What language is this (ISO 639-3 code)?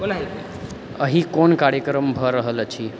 mai